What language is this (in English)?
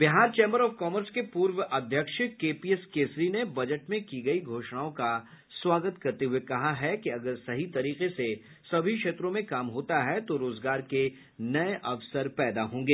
Hindi